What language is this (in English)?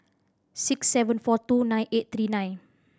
English